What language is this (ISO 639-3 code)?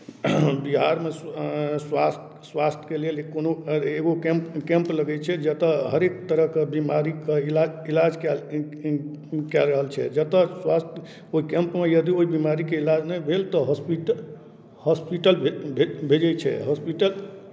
mai